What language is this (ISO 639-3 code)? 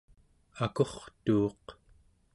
esu